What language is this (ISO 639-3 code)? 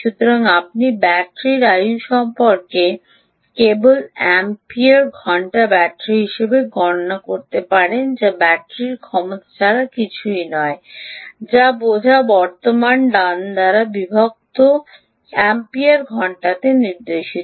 ben